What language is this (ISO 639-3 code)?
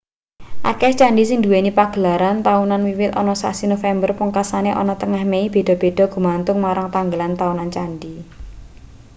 jav